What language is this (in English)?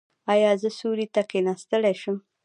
Pashto